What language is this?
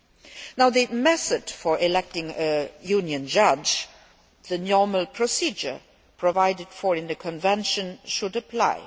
English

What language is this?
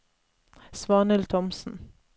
Norwegian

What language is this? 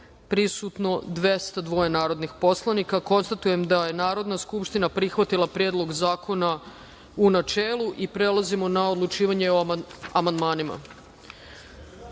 Serbian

